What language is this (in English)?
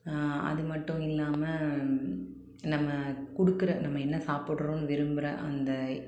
Tamil